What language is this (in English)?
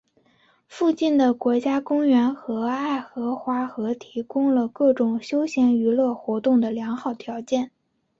Chinese